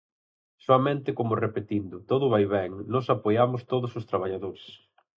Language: Galician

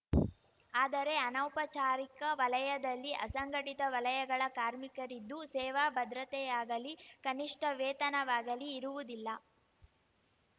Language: Kannada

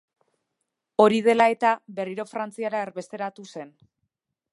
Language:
Basque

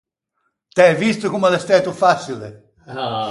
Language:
Ligurian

